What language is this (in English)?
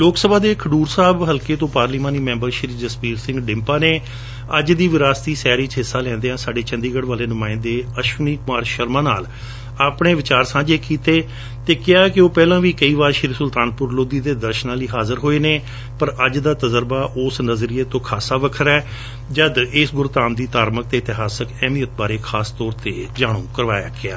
Punjabi